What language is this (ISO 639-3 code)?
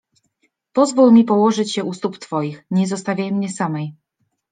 pol